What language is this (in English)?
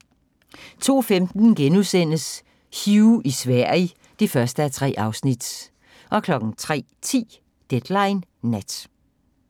Danish